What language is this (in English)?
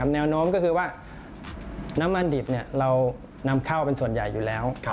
Thai